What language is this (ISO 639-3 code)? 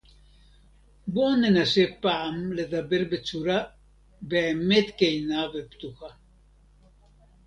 heb